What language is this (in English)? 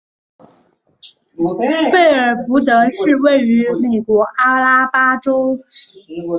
Chinese